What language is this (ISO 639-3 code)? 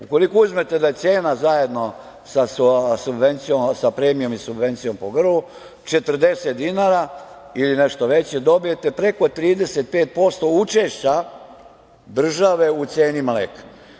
srp